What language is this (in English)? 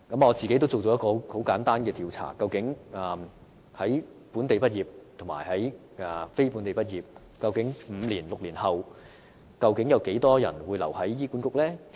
Cantonese